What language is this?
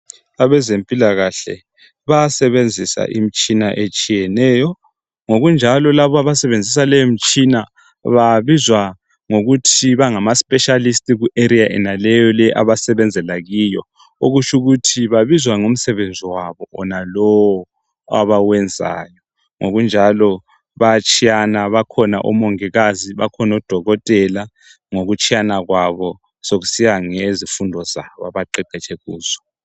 North Ndebele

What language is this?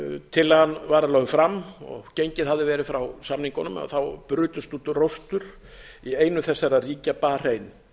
Icelandic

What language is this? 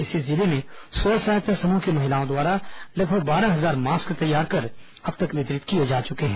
Hindi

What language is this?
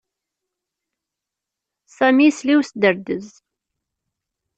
Kabyle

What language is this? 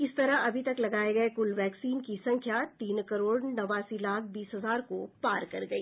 Hindi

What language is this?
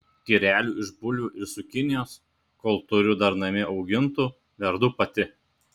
Lithuanian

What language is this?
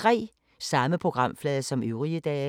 Danish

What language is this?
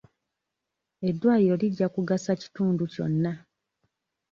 Ganda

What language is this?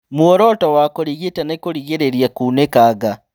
Kikuyu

